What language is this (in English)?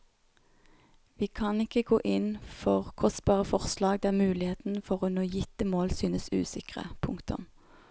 Norwegian